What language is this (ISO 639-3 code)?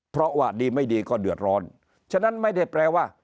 tha